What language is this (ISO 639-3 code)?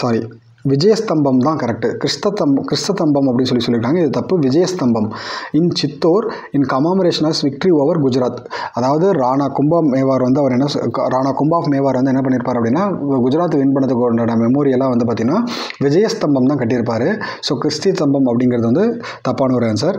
tam